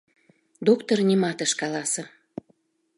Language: Mari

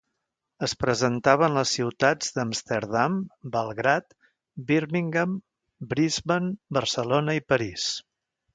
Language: Catalan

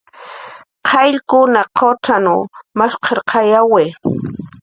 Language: Jaqaru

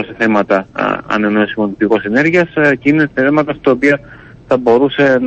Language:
Greek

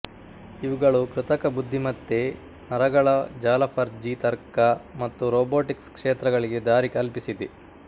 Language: Kannada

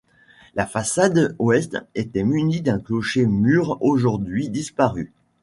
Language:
French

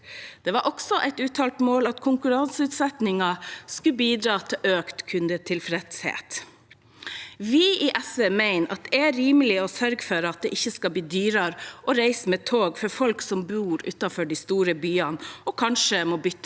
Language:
Norwegian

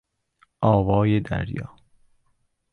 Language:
Persian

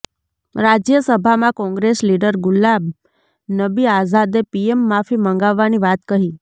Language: Gujarati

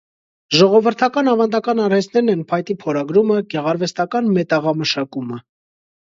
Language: Armenian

